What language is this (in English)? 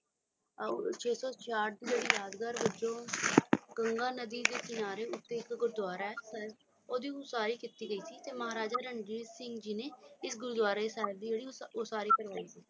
Punjabi